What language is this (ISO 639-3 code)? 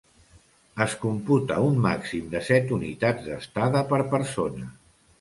cat